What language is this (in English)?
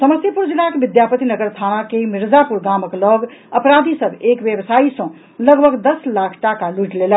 Maithili